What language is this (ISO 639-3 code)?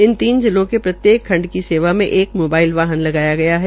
hin